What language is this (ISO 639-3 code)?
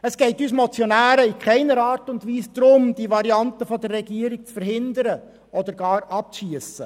gsw